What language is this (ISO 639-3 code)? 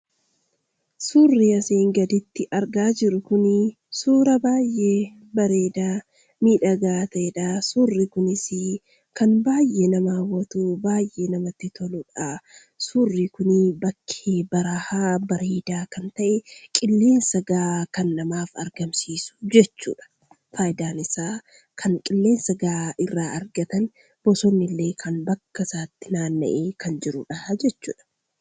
orm